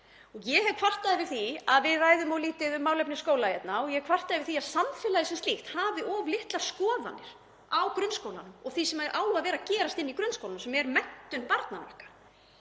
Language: Icelandic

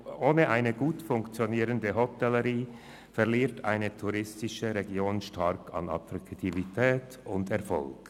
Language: Swiss German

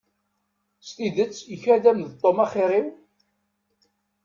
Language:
Kabyle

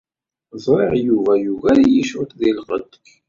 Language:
Kabyle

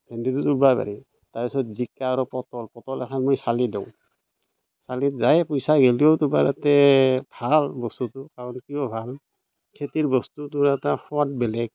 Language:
Assamese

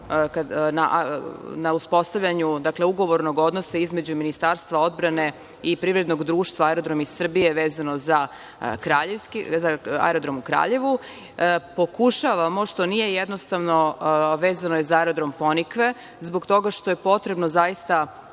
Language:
Serbian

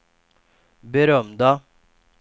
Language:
Swedish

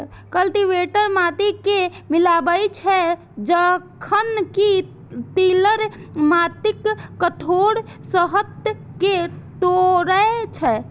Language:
Maithili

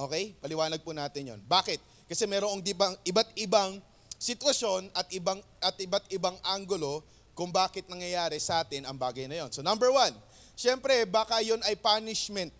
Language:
Filipino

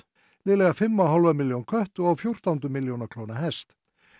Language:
Icelandic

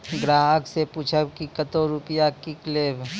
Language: Maithili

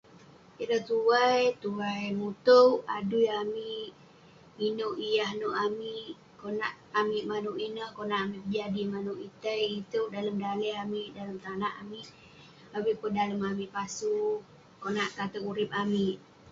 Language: Western Penan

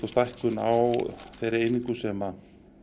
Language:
Icelandic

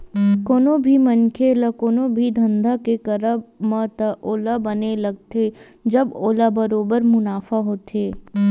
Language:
Chhattisgarhi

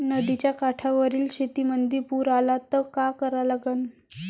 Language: Marathi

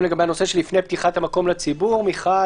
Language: Hebrew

